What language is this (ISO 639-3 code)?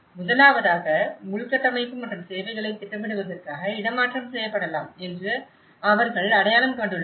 tam